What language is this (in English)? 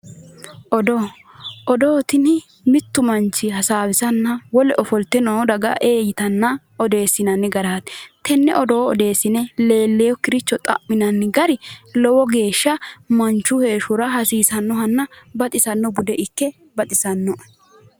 Sidamo